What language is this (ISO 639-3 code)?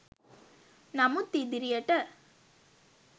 sin